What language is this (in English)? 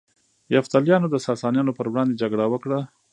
Pashto